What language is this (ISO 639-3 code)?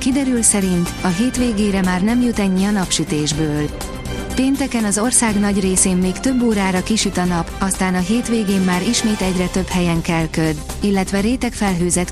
hun